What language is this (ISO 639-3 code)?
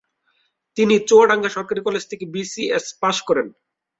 ben